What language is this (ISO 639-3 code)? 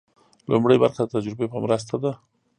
pus